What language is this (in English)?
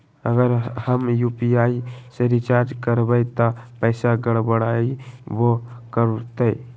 Magahi